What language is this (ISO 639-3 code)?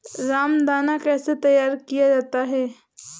hin